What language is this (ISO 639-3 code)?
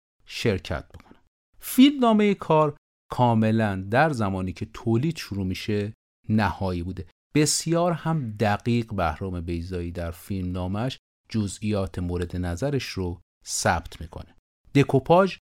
fas